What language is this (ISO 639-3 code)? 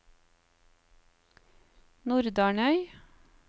nor